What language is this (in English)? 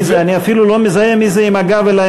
Hebrew